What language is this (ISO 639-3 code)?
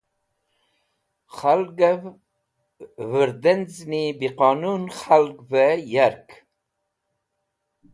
wbl